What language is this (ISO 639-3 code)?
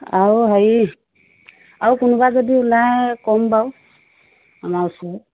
asm